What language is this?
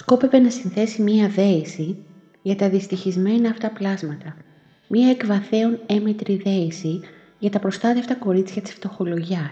Greek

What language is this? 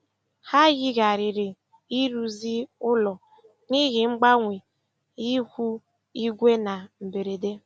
Igbo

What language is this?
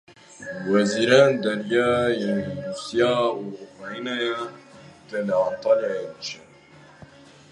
Kurdish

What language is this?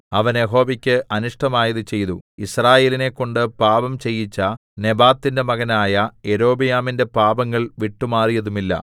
Malayalam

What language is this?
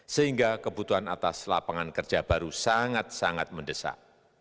Indonesian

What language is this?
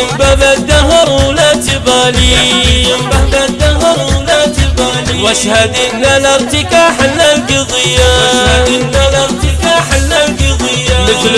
Arabic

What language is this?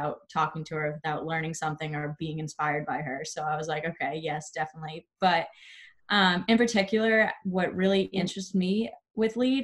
English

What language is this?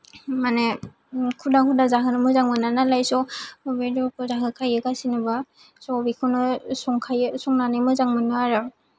Bodo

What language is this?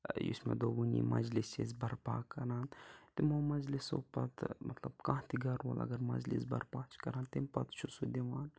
Kashmiri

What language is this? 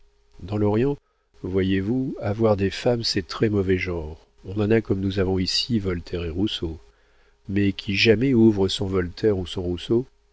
French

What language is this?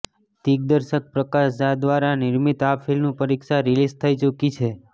Gujarati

